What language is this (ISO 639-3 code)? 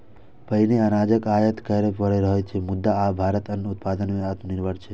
mai